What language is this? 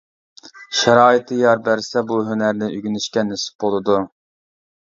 Uyghur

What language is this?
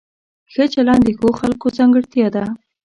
Pashto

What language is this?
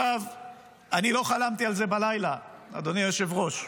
Hebrew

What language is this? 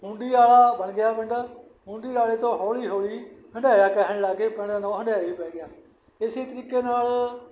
Punjabi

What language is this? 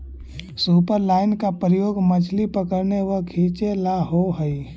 Magahi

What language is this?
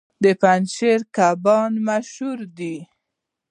Pashto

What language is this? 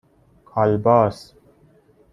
Persian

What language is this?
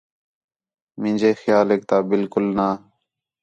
Khetrani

